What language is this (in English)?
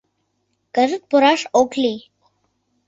Mari